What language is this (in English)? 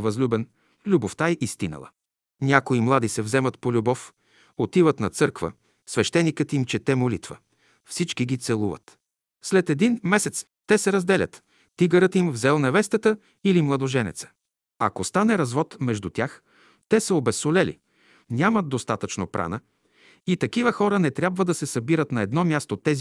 Bulgarian